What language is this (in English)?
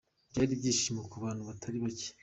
Kinyarwanda